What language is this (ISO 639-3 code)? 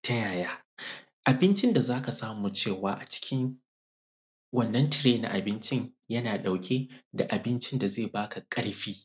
hau